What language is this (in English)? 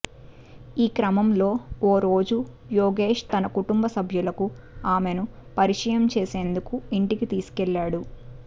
Telugu